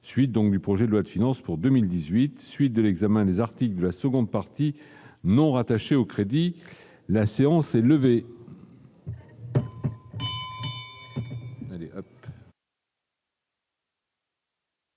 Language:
French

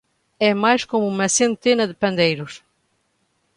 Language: Portuguese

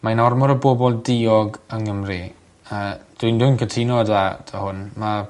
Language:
Welsh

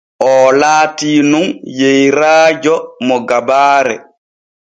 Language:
Borgu Fulfulde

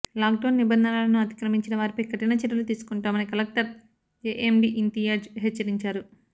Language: Telugu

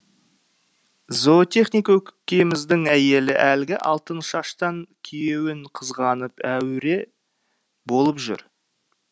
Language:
Kazakh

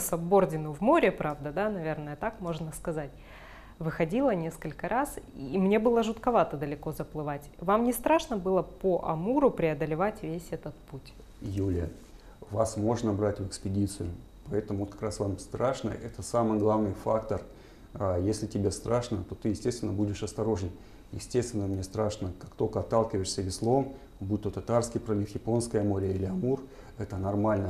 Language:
Russian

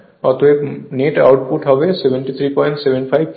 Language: Bangla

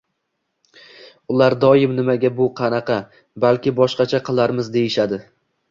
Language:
Uzbek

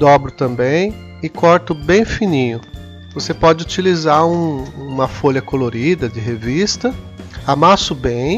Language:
Portuguese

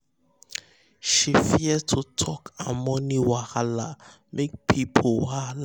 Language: Nigerian Pidgin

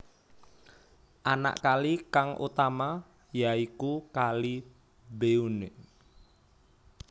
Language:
Javanese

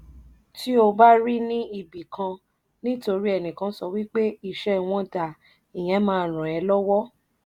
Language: Yoruba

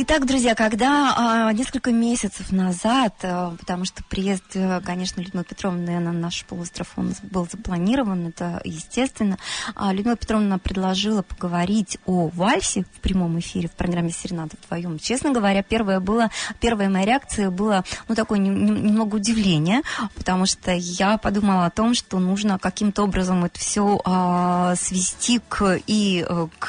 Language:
Russian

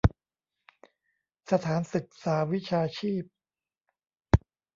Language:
Thai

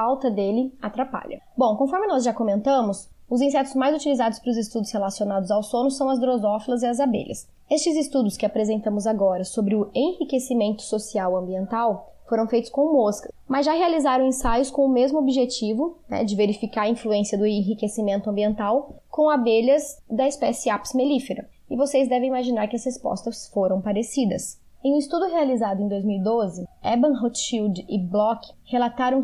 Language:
Portuguese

